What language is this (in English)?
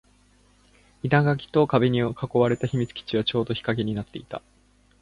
Japanese